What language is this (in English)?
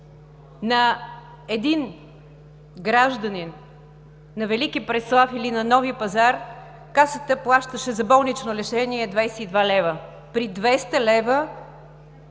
Bulgarian